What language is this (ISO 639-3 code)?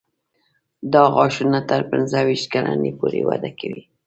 pus